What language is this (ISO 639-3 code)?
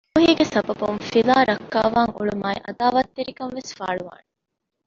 div